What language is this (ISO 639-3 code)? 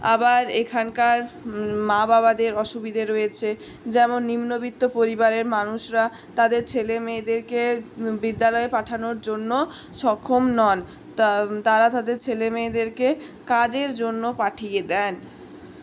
ben